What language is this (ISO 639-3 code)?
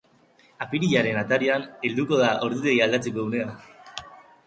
eus